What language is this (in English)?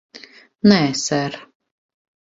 Latvian